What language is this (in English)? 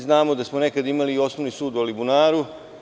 Serbian